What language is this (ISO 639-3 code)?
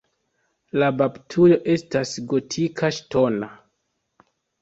epo